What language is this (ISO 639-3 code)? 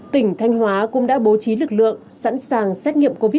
vie